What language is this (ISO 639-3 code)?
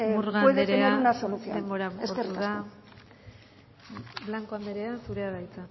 eus